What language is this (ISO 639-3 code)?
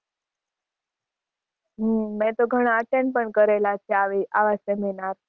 guj